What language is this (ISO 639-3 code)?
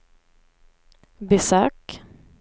swe